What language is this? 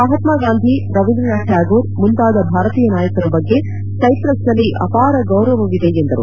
Kannada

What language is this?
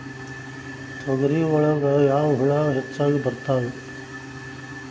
Kannada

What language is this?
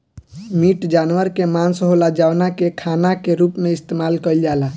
Bhojpuri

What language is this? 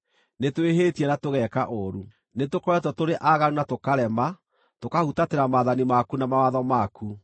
Kikuyu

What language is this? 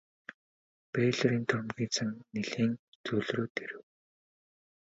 Mongolian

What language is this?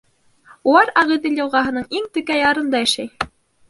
Bashkir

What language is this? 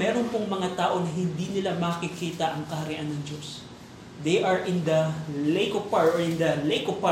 Filipino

